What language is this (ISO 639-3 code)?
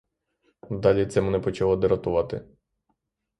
ukr